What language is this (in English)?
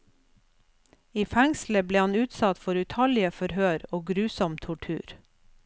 Norwegian